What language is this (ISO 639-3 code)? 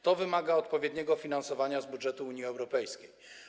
pol